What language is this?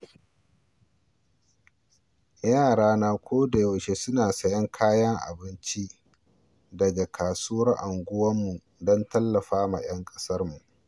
Hausa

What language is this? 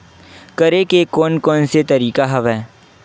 Chhattisgarhi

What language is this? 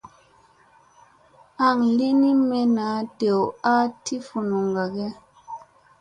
Musey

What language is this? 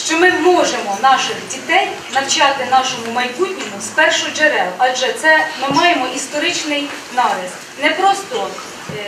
Ukrainian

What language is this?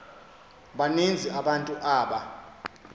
Xhosa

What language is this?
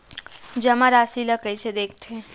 Chhattisgarhi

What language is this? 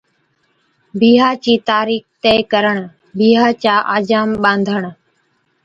Od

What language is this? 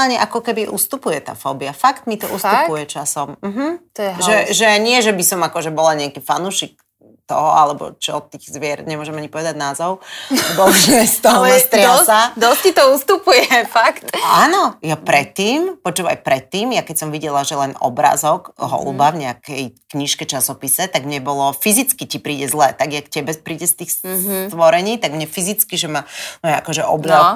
Slovak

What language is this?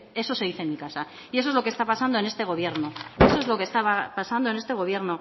Spanish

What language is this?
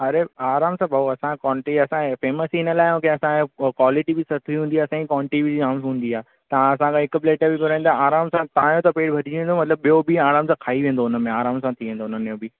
Sindhi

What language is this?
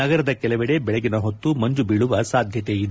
Kannada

